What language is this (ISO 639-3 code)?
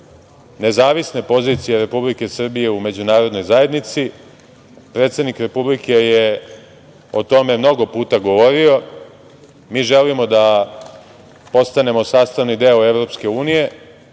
srp